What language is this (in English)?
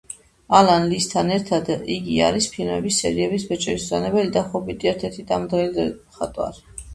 Georgian